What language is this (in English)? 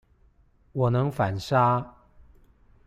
Chinese